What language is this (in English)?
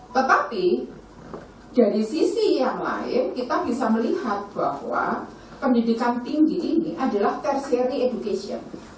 Indonesian